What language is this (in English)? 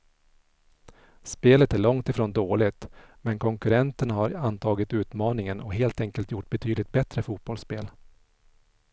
Swedish